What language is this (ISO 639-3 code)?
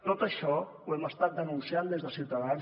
cat